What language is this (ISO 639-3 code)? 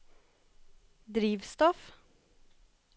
nor